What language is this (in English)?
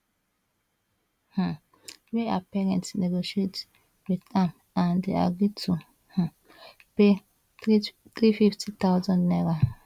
Nigerian Pidgin